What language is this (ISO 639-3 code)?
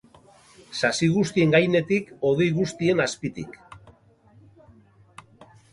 eus